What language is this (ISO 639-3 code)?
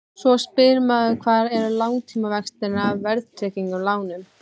isl